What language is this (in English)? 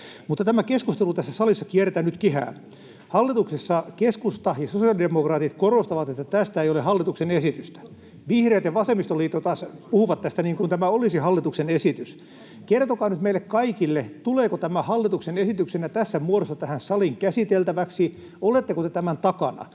Finnish